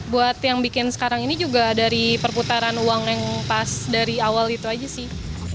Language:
Indonesian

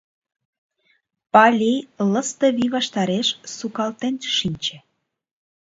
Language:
Mari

